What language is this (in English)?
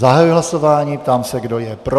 Czech